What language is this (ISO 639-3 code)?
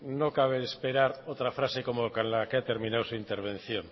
spa